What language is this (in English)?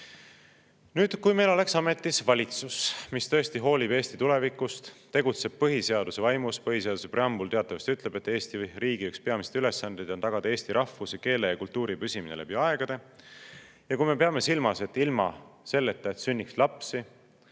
Estonian